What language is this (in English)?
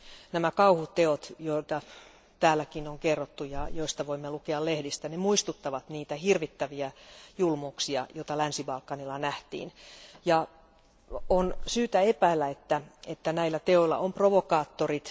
Finnish